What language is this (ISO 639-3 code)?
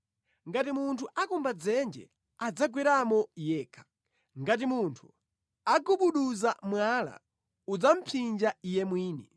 nya